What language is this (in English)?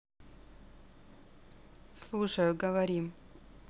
Russian